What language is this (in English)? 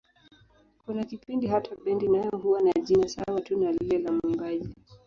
Swahili